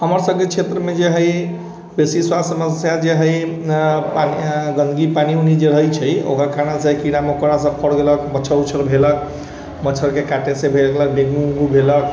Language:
Maithili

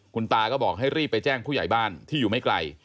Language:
Thai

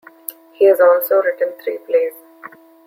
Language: English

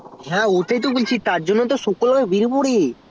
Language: Bangla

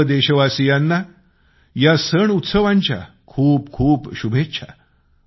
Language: Marathi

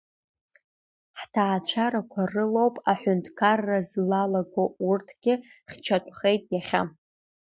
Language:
Abkhazian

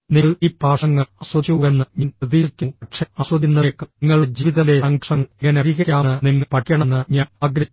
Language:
Malayalam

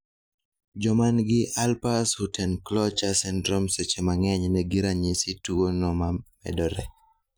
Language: Luo (Kenya and Tanzania)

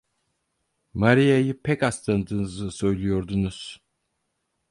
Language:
Turkish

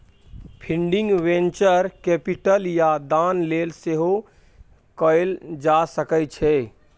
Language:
Maithili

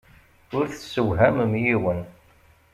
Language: Kabyle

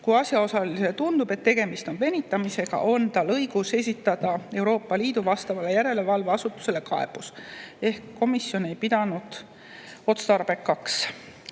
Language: Estonian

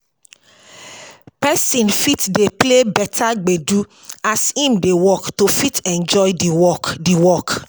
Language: Nigerian Pidgin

